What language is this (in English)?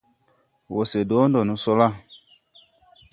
Tupuri